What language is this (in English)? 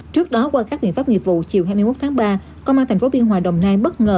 Vietnamese